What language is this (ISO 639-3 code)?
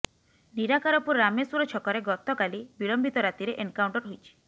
ori